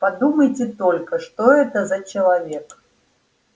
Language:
Russian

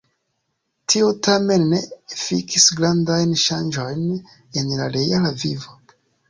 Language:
Esperanto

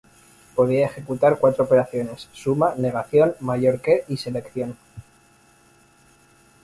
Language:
Spanish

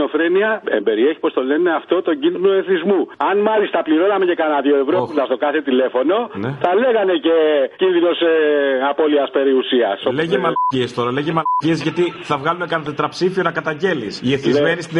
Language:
Greek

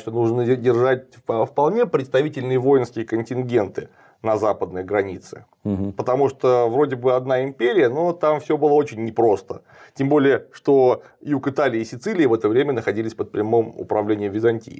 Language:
Russian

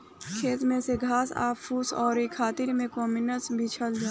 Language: Bhojpuri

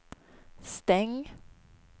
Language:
Swedish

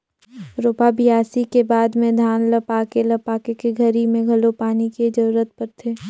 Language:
Chhattisgarhi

